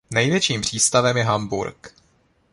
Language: Czech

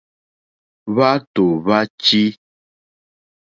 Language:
Mokpwe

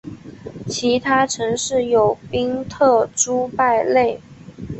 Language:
Chinese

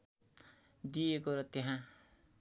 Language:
Nepali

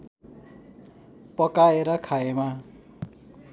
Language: Nepali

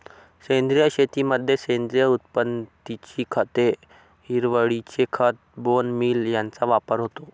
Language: Marathi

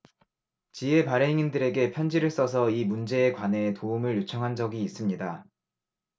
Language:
Korean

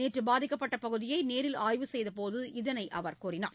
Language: Tamil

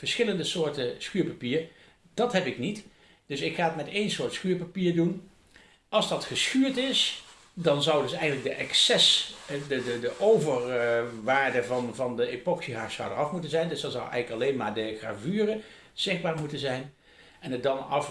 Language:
Dutch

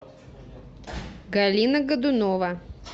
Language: Russian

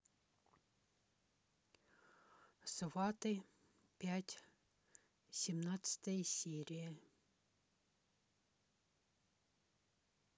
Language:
Russian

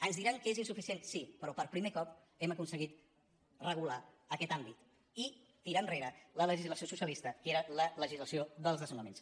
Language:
Catalan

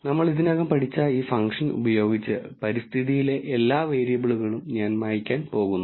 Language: Malayalam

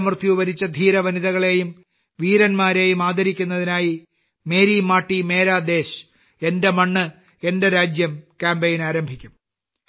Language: Malayalam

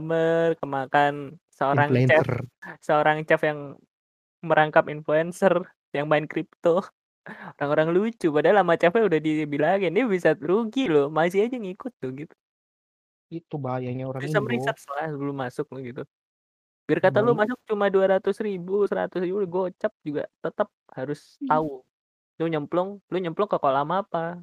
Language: Indonesian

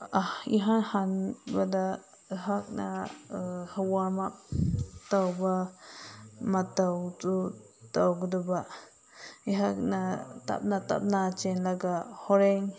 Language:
Manipuri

